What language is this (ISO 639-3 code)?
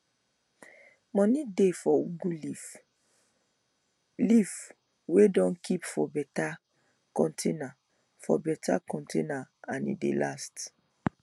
pcm